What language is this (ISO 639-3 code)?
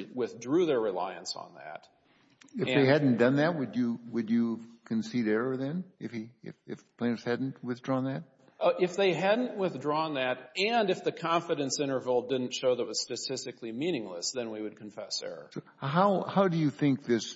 eng